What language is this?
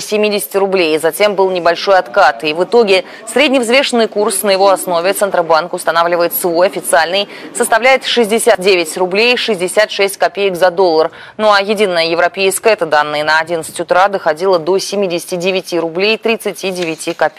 Russian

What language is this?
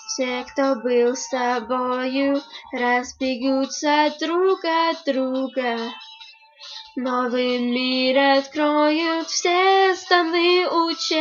Norwegian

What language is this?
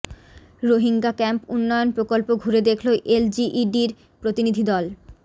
Bangla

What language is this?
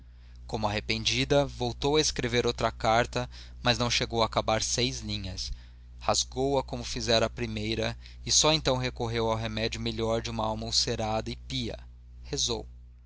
Portuguese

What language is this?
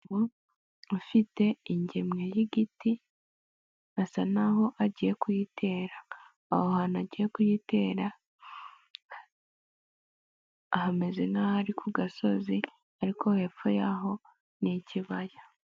Kinyarwanda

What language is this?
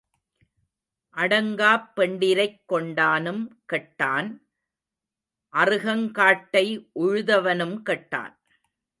Tamil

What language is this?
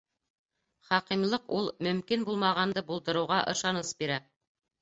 Bashkir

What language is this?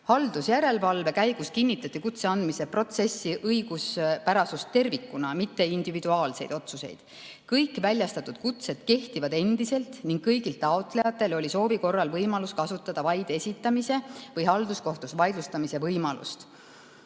Estonian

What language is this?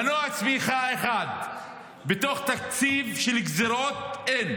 Hebrew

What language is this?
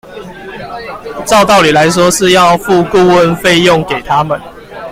Chinese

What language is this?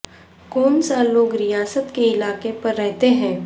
Urdu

